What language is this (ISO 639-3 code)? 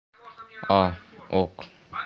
rus